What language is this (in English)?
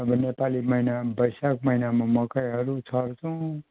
Nepali